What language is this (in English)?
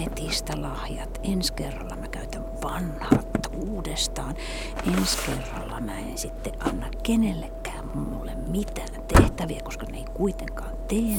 Finnish